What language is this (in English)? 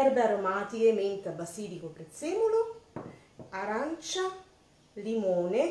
Italian